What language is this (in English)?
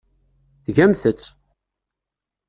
Kabyle